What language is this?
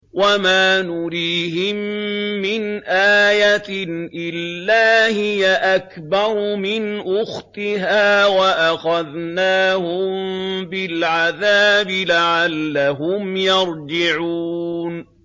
Arabic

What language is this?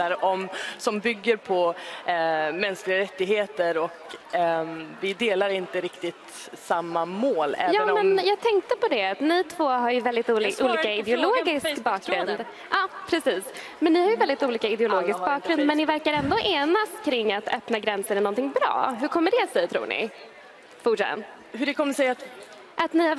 Swedish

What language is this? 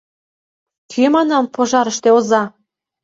Mari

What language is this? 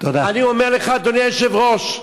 Hebrew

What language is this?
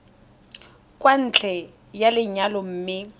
Tswana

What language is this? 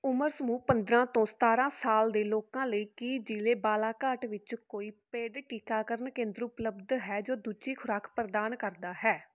Punjabi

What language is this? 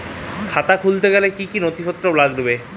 Bangla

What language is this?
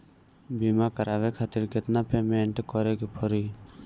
Bhojpuri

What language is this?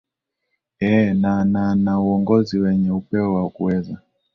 Swahili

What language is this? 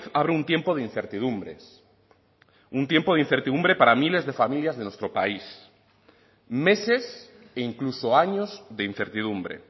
Spanish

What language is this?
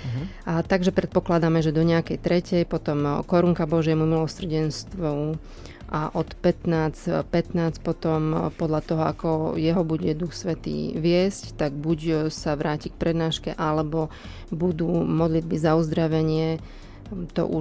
Slovak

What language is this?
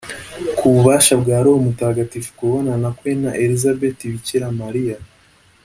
Kinyarwanda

